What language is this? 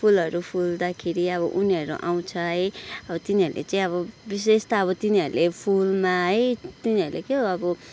Nepali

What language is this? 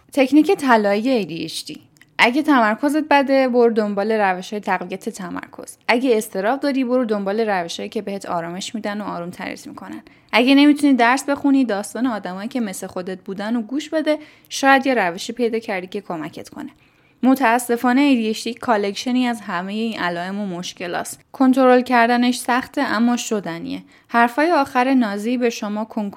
Persian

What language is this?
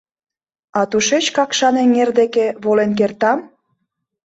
Mari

